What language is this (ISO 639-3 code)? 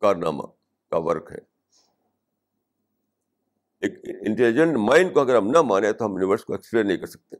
urd